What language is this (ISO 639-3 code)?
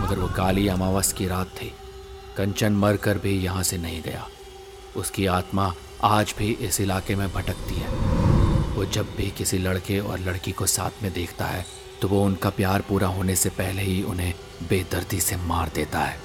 hin